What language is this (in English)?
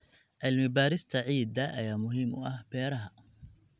Somali